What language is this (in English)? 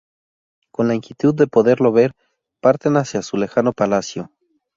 Spanish